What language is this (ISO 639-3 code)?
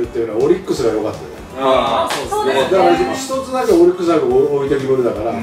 jpn